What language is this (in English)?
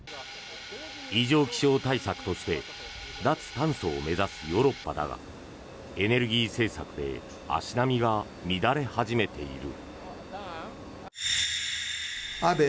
Japanese